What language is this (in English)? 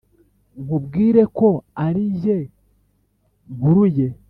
Kinyarwanda